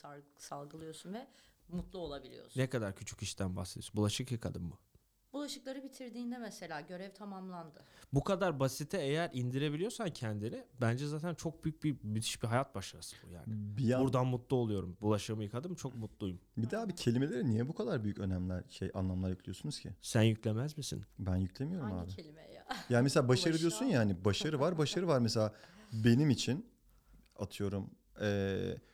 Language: Turkish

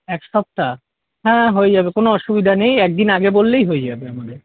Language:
Bangla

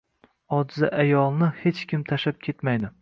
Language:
Uzbek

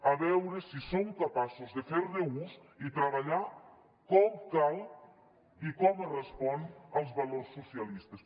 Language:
Catalan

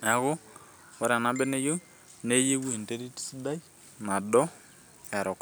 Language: Masai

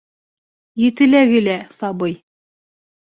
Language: Bashkir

